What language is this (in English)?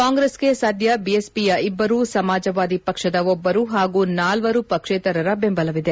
Kannada